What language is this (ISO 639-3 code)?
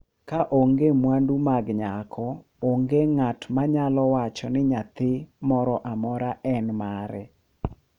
luo